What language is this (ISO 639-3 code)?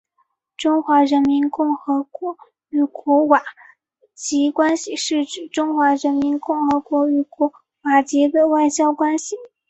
zho